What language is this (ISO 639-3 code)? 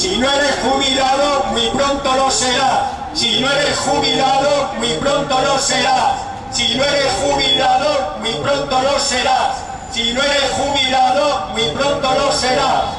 spa